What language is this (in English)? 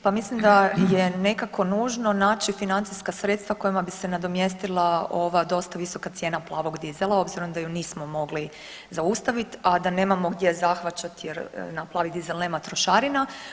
Croatian